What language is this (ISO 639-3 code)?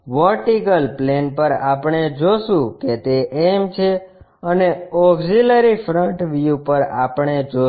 guj